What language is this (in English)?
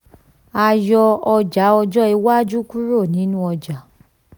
Yoruba